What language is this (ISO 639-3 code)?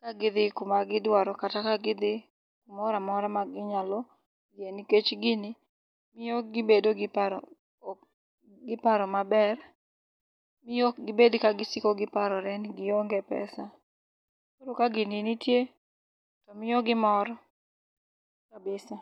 luo